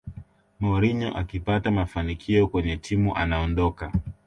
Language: Swahili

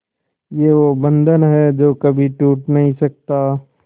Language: Hindi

